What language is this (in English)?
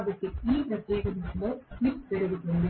Telugu